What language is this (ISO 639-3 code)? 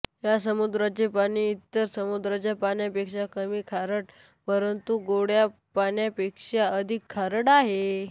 mar